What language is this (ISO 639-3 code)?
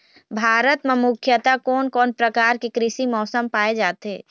hne